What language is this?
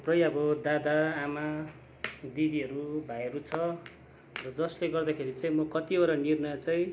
Nepali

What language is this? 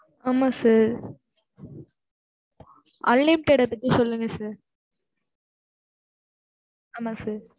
Tamil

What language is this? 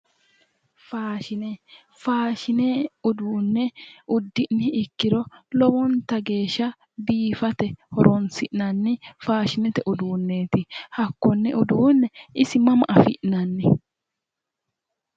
Sidamo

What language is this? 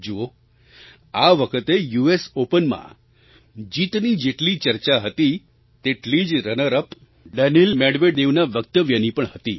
Gujarati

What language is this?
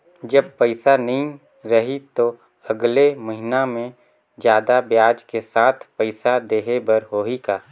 Chhattisgarhi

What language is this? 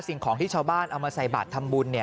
Thai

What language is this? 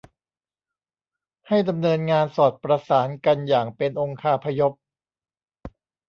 Thai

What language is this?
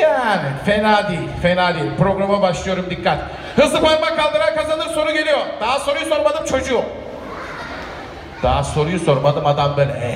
Turkish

